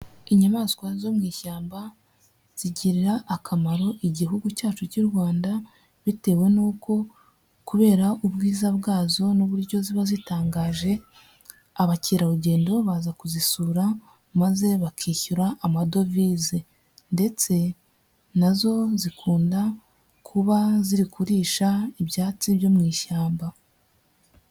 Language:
Kinyarwanda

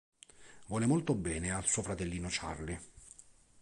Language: Italian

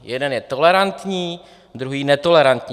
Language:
Czech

